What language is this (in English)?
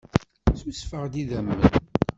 Kabyle